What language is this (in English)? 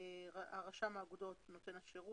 Hebrew